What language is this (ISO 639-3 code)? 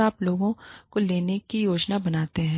hin